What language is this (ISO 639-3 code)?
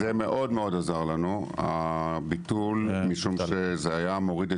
heb